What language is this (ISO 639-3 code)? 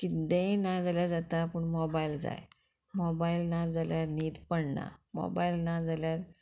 kok